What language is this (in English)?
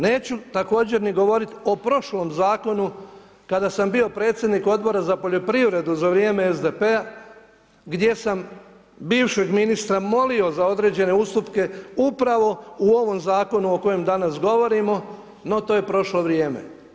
Croatian